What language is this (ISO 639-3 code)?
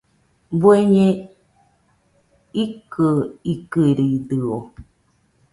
hux